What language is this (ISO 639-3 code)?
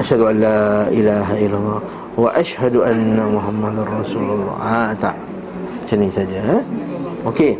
msa